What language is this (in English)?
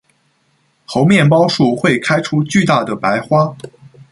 Chinese